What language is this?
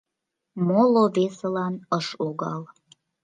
Mari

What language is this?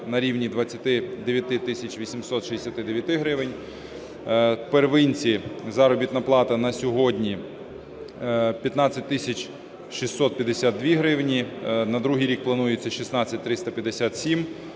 Ukrainian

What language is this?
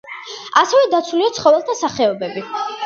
Georgian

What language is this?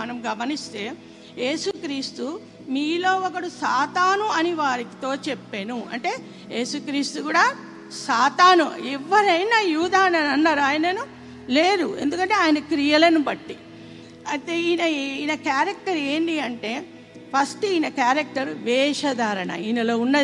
Telugu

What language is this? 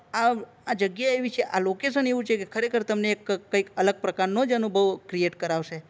Gujarati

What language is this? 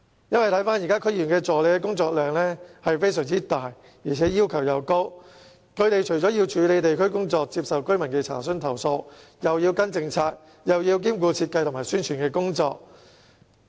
Cantonese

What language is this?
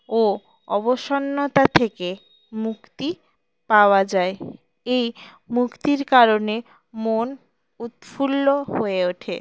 Bangla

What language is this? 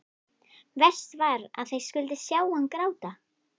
Icelandic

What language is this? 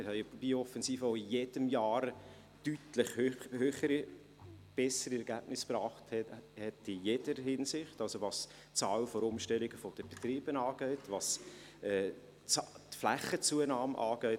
Swiss German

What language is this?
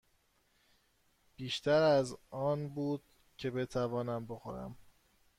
Persian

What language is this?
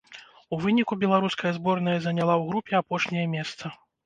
Belarusian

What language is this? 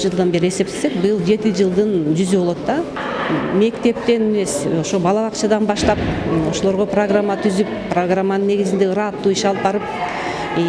Turkish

